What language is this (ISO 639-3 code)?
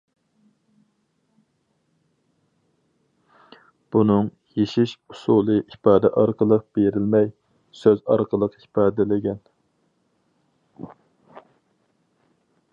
uig